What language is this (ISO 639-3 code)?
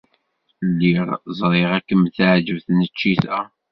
kab